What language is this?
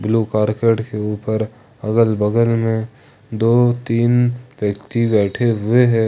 Hindi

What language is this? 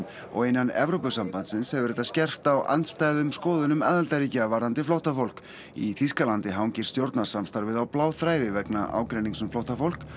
Icelandic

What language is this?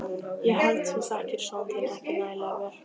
Icelandic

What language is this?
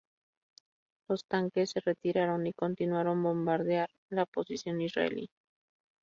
Spanish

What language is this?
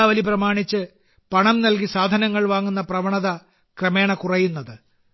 Malayalam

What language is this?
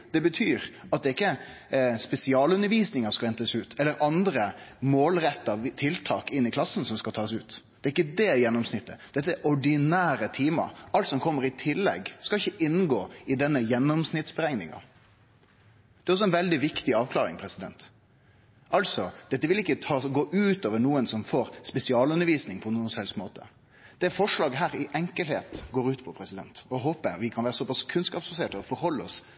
Norwegian Nynorsk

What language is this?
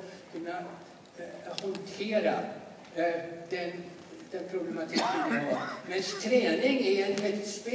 Swedish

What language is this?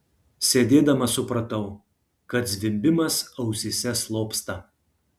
Lithuanian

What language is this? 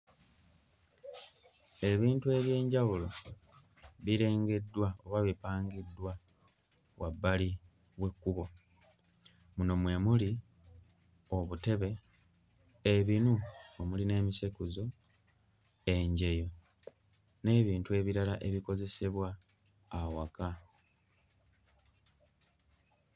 Ganda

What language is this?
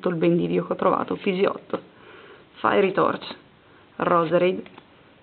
Italian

